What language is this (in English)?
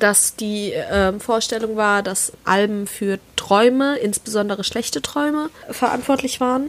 German